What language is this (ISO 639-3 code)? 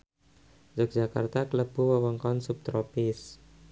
jav